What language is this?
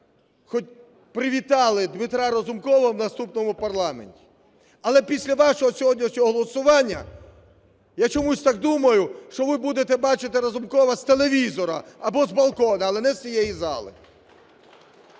Ukrainian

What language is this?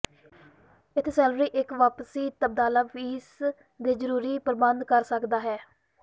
Punjabi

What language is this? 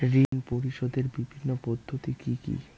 Bangla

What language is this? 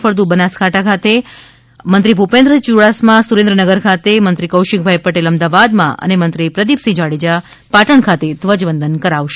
Gujarati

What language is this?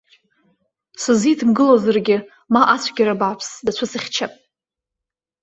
Abkhazian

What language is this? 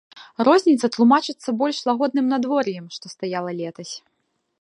Belarusian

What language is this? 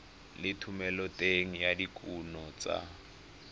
Tswana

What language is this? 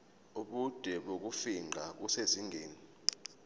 Zulu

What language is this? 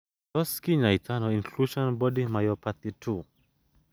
Kalenjin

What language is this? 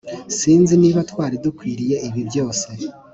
Kinyarwanda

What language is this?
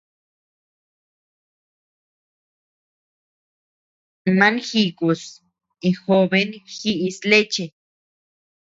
Tepeuxila Cuicatec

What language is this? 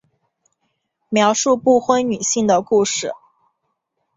Chinese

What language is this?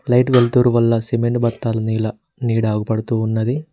Telugu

